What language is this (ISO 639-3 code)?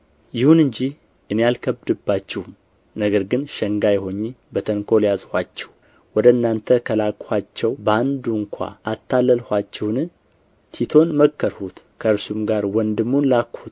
amh